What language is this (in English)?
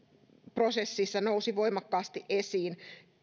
Finnish